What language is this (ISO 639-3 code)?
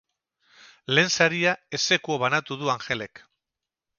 eus